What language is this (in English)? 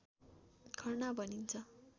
Nepali